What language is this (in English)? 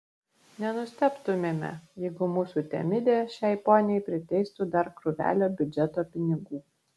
Lithuanian